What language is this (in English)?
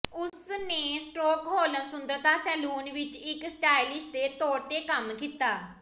Punjabi